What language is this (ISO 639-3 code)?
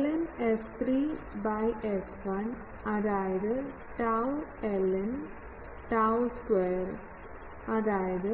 mal